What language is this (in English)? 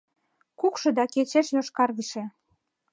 Mari